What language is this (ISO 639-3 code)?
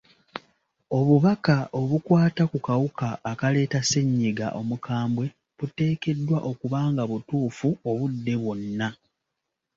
lug